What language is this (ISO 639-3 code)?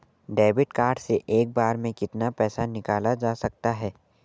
hin